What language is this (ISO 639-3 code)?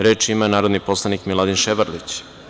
srp